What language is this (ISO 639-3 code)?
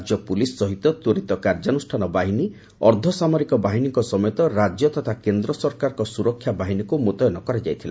ori